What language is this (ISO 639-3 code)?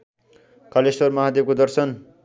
nep